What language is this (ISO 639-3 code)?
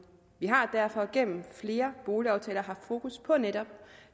dan